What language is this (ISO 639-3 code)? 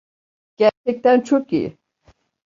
tur